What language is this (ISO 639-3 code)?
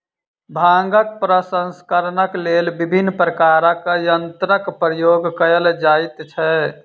mai